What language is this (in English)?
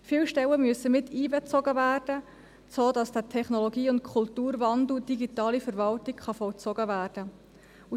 Swiss German